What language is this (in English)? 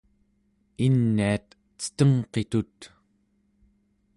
Central Yupik